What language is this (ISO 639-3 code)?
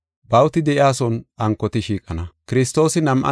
gof